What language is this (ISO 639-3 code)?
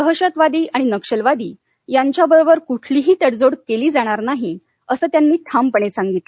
mar